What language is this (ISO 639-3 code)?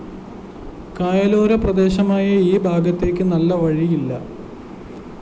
mal